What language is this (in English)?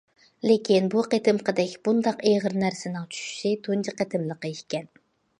Uyghur